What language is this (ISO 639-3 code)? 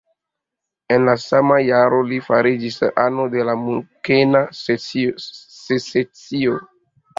epo